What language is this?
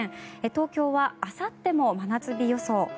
Japanese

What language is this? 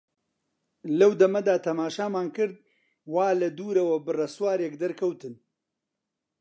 Central Kurdish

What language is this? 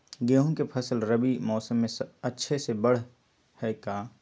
Magahi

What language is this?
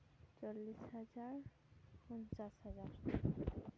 Santali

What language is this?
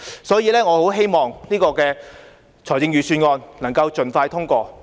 Cantonese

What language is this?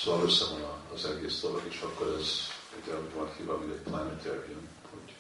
Hungarian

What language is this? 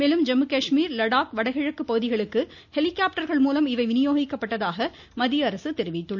Tamil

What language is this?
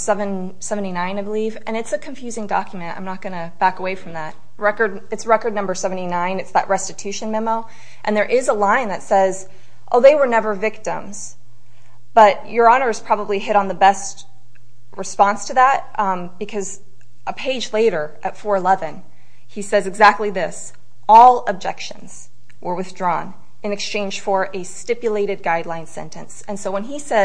English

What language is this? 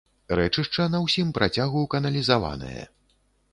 Belarusian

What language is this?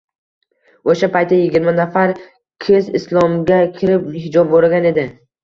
Uzbek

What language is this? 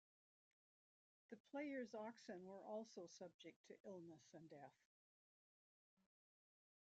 English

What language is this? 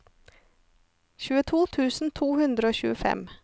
Norwegian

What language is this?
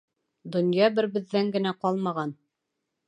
Bashkir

